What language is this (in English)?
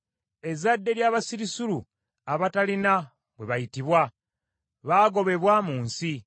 Ganda